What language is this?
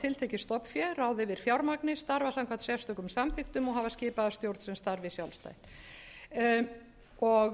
Icelandic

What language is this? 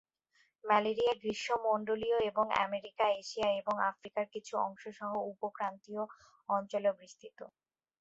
Bangla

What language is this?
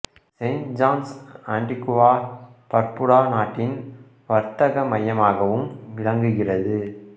Tamil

